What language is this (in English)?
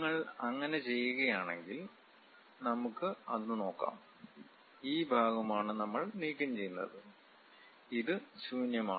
Malayalam